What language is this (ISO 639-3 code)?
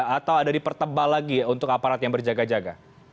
ind